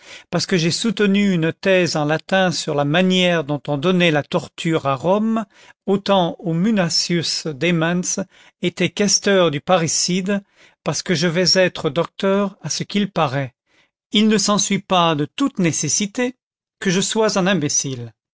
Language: French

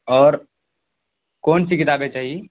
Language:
Urdu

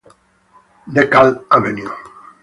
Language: Italian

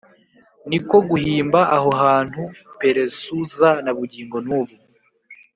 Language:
Kinyarwanda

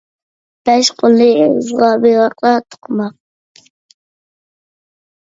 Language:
Uyghur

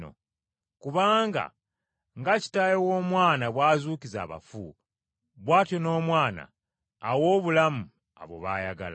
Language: Ganda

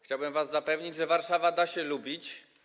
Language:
Polish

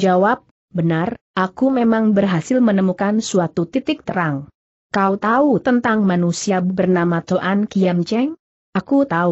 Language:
Indonesian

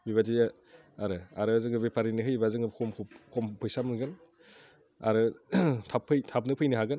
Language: Bodo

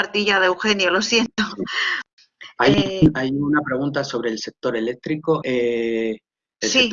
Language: Spanish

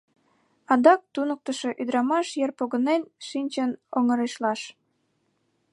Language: Mari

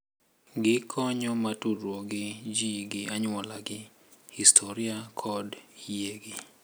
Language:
Luo (Kenya and Tanzania)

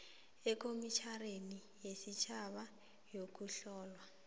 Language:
South Ndebele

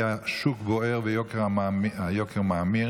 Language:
Hebrew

